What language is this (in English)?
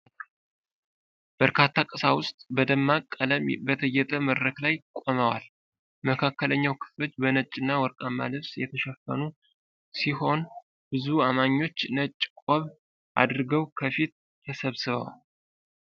Amharic